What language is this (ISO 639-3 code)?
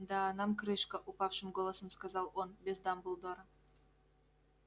rus